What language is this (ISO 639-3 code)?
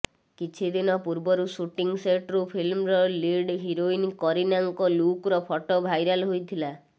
ori